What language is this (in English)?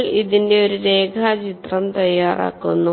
Malayalam